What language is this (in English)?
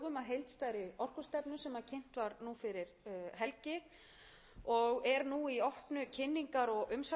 Icelandic